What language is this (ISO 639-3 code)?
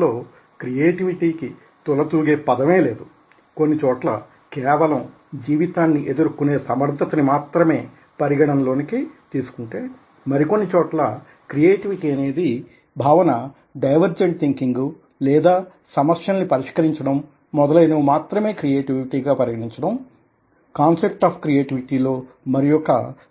tel